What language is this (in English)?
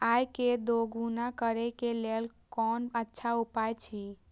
Maithili